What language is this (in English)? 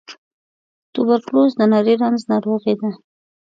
Pashto